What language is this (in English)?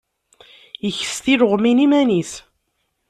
Kabyle